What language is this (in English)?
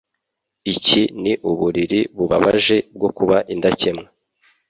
Kinyarwanda